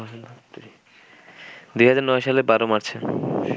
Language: Bangla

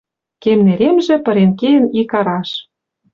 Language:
Western Mari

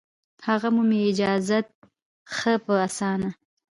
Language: Pashto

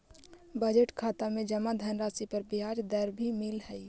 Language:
Magahi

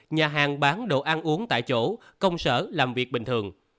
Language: Vietnamese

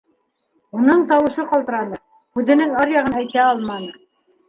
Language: Bashkir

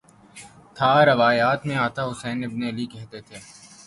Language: Urdu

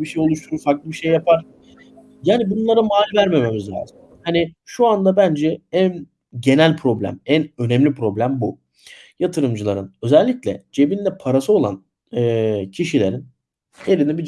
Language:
Turkish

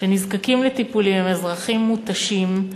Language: Hebrew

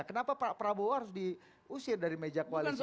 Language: Indonesian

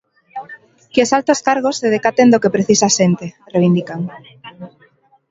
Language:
Galician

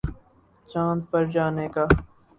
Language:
Urdu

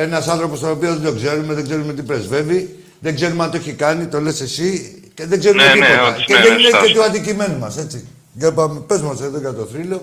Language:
Greek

